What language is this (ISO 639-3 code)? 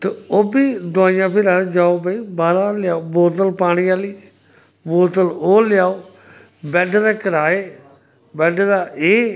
doi